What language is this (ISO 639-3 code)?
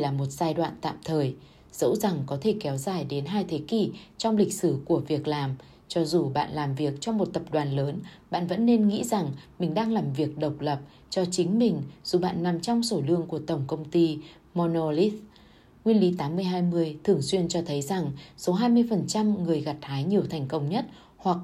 vie